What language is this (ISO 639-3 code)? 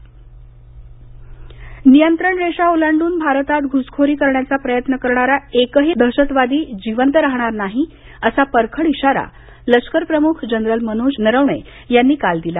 mar